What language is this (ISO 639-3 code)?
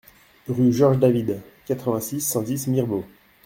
fra